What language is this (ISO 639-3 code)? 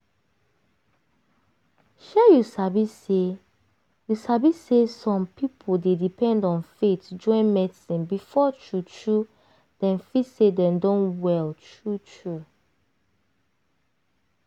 pcm